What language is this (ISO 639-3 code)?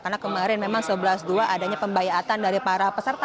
ind